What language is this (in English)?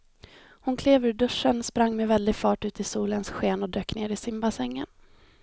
Swedish